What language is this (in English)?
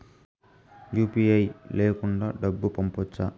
Telugu